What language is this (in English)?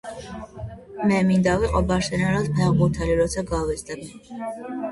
Georgian